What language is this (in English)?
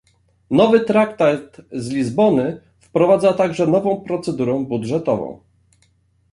Polish